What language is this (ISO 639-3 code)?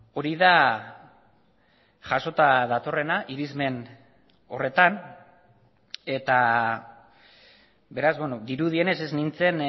eus